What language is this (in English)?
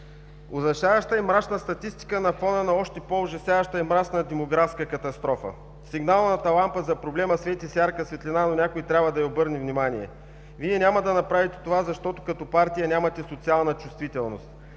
Bulgarian